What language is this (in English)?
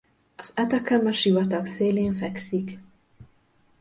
Hungarian